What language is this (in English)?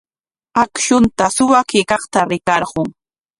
Corongo Ancash Quechua